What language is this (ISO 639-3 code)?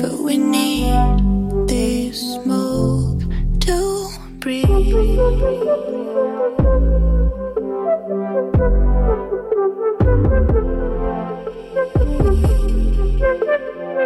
ces